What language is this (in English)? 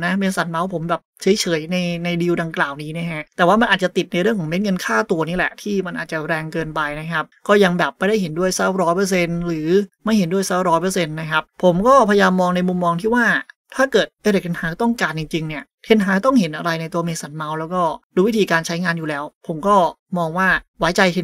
Thai